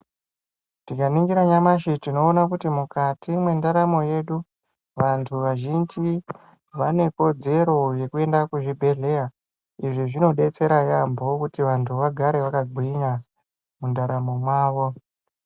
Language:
Ndau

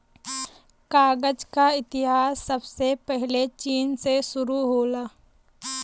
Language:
Bhojpuri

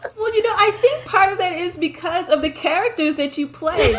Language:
English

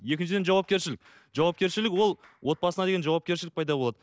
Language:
Kazakh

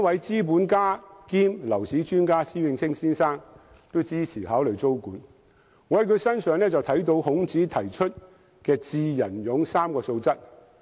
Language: Cantonese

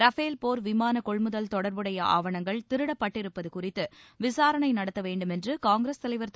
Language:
Tamil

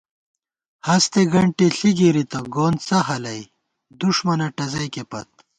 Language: Gawar-Bati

